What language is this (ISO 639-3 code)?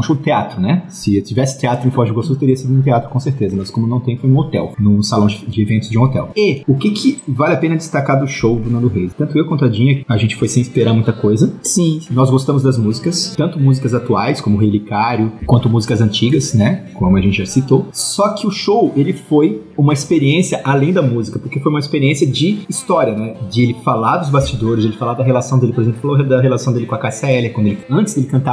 por